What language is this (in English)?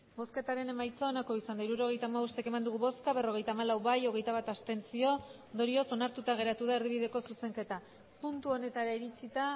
Basque